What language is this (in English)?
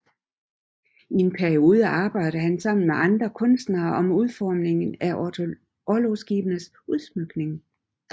Danish